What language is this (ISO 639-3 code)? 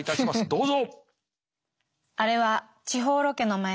jpn